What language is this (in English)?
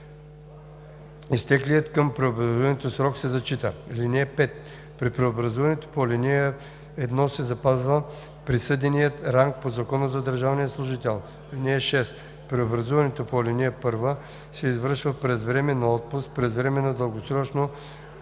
Bulgarian